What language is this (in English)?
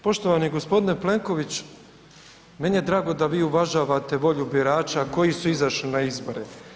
Croatian